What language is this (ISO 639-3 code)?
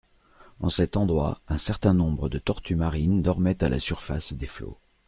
fra